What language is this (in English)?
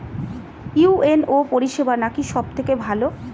Bangla